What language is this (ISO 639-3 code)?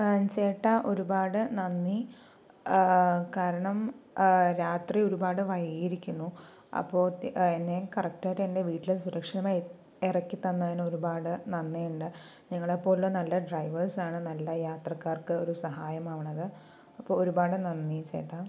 mal